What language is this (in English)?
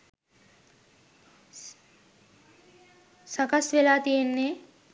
Sinhala